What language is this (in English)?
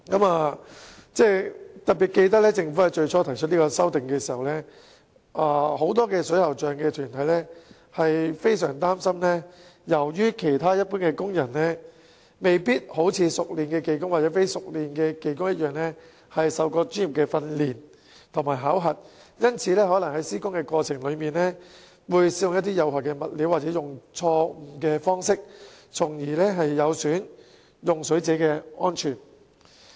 Cantonese